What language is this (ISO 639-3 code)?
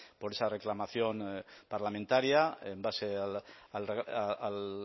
spa